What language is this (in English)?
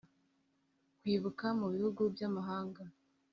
Kinyarwanda